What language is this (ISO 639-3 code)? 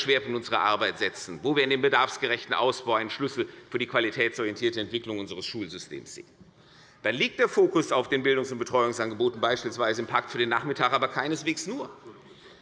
deu